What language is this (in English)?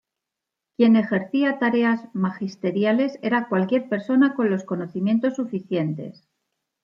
Spanish